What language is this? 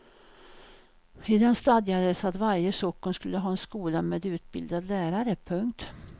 Swedish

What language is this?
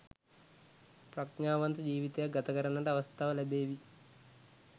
Sinhala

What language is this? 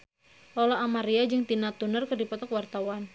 Sundanese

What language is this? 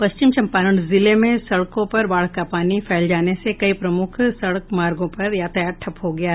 Hindi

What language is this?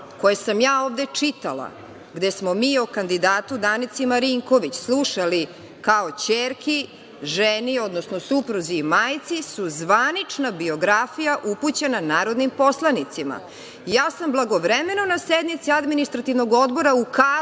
Serbian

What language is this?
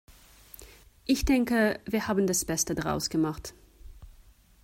German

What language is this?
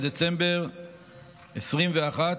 Hebrew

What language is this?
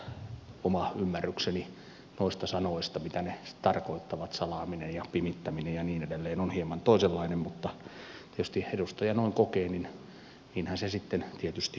Finnish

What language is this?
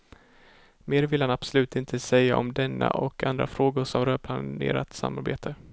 Swedish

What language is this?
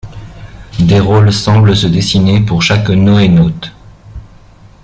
French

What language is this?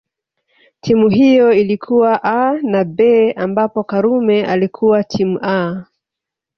Swahili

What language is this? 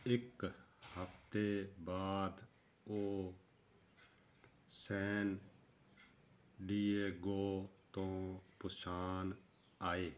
Punjabi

